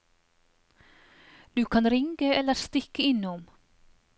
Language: Norwegian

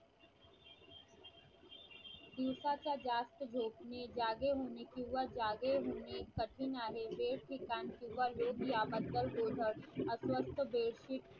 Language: Marathi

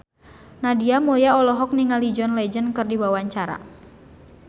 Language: Sundanese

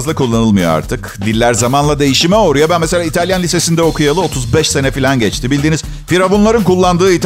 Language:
Turkish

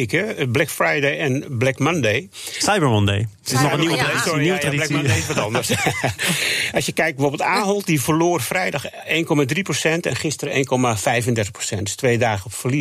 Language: Dutch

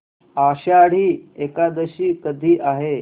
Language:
Marathi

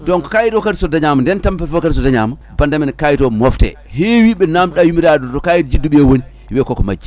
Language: Fula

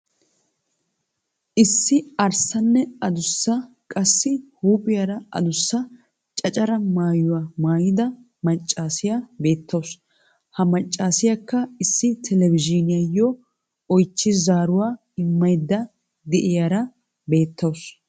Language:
Wolaytta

